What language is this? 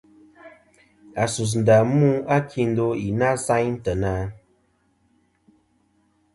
Kom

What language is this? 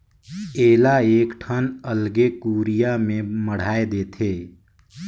Chhattisgarhi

